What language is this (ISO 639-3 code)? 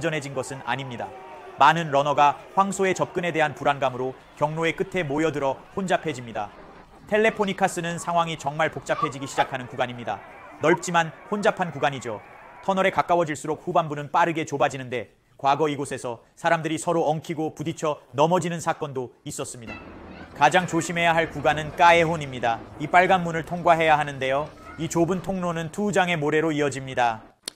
kor